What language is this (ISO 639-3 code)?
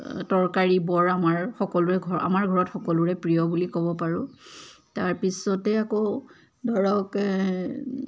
asm